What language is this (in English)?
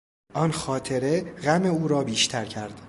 Persian